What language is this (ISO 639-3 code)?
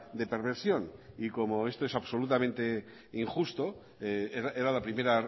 spa